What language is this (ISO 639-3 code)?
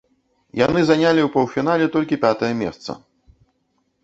bel